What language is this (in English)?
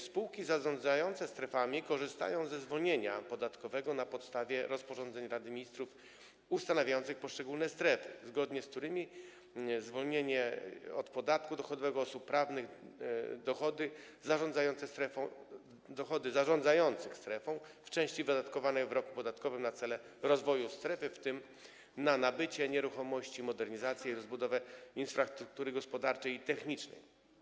Polish